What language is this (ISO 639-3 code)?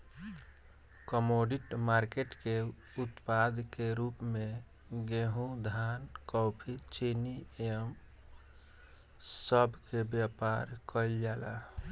bho